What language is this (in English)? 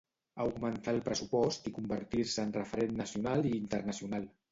Catalan